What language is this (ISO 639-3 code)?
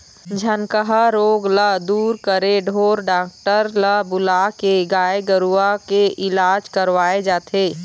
hne